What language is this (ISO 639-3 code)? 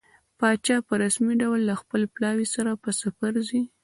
pus